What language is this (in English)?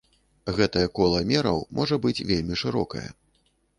Belarusian